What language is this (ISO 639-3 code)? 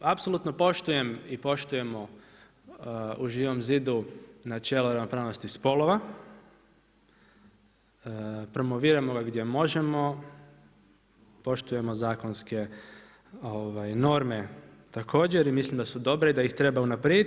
hrv